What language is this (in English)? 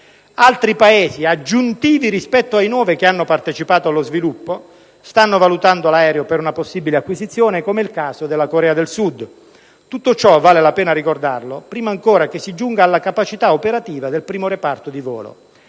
Italian